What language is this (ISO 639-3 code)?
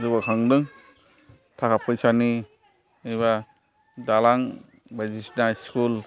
brx